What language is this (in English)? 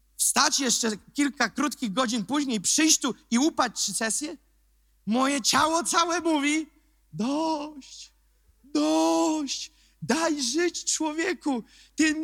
Polish